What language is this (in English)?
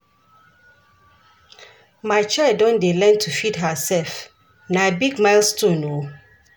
Nigerian Pidgin